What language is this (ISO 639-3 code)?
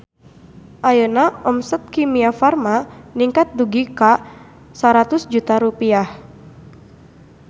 sun